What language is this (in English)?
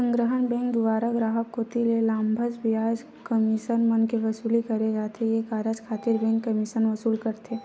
Chhattisgarhi